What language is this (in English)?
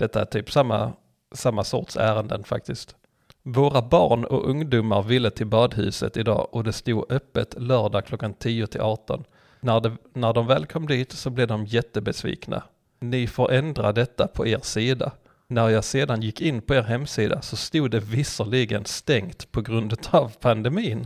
Swedish